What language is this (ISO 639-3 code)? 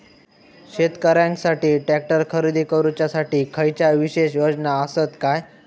mar